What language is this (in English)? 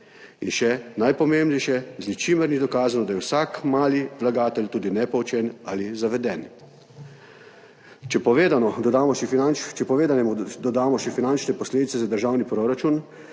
Slovenian